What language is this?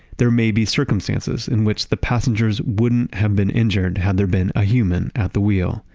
English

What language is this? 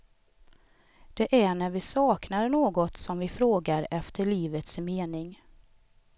Swedish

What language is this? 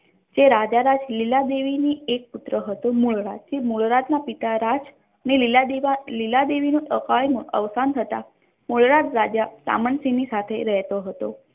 Gujarati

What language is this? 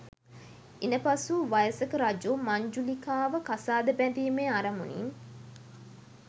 Sinhala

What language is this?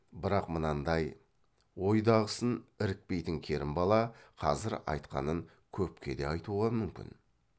Kazakh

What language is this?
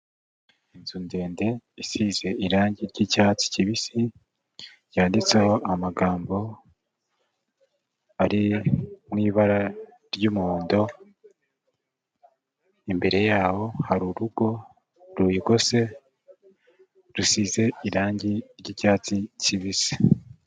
Kinyarwanda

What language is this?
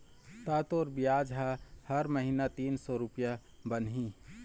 Chhattisgarhi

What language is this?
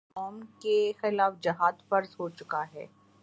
Urdu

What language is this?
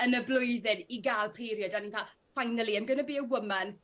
Welsh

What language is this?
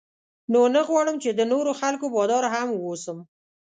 Pashto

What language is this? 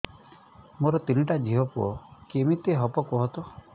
Odia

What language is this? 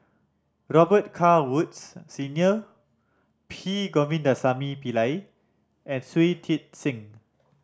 English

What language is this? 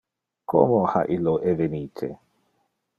Interlingua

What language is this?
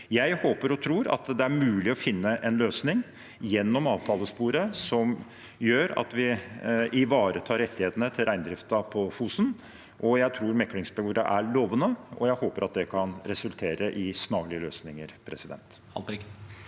Norwegian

